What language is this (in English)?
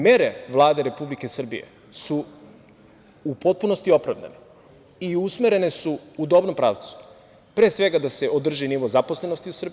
Serbian